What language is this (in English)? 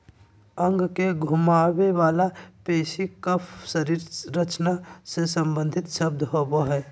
Magahi